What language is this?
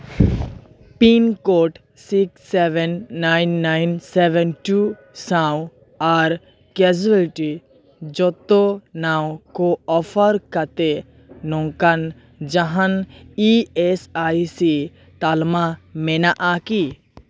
Santali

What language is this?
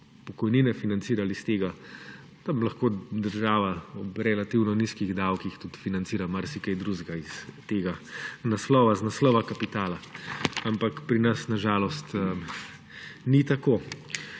Slovenian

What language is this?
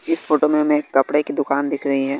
Hindi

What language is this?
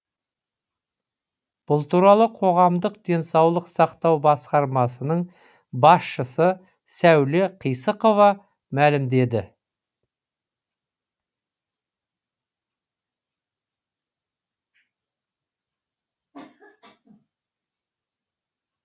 Kazakh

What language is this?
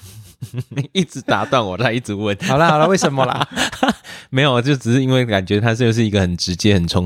Chinese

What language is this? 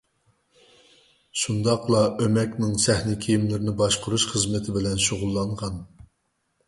Uyghur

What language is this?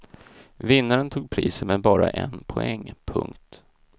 Swedish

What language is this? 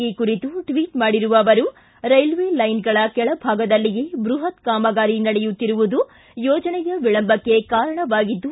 Kannada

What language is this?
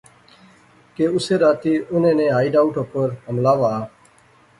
Pahari-Potwari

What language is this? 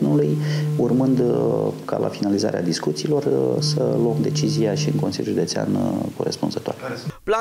Romanian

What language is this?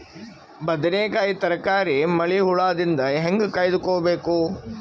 Kannada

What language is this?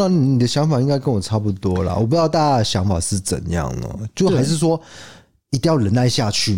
Chinese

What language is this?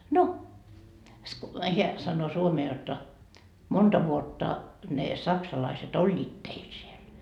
Finnish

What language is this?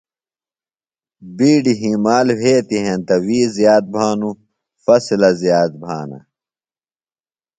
Phalura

